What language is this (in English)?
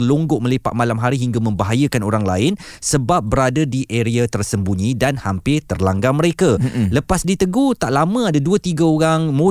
Malay